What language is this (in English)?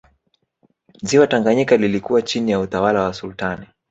Swahili